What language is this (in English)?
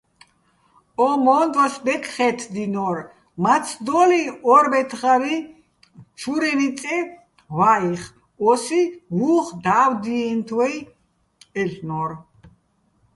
Bats